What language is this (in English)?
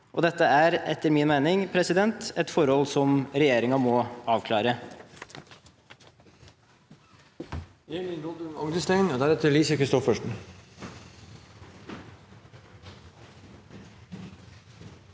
Norwegian